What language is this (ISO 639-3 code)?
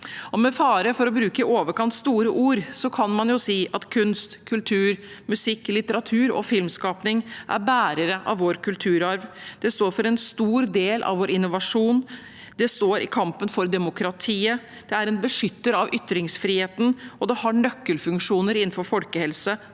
nor